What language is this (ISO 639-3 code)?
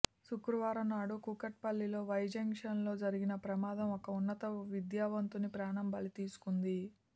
tel